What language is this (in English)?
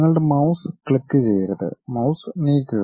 Malayalam